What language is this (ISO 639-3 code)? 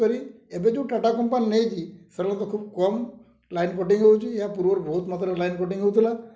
ori